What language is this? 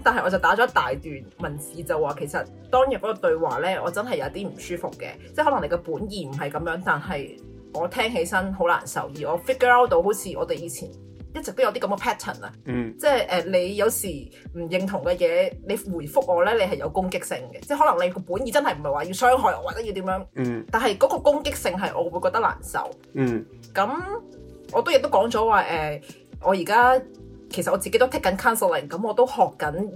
Chinese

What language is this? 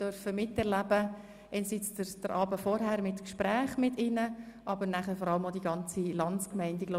Swiss German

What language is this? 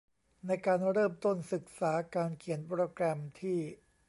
Thai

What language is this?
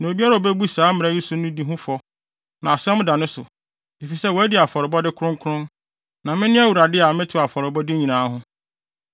Akan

